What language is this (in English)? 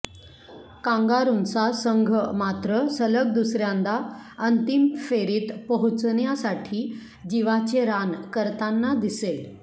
Marathi